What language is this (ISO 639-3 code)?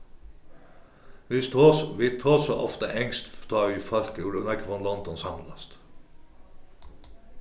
fao